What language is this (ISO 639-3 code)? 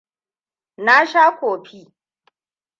hau